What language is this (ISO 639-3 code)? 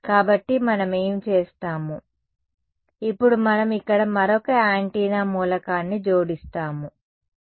tel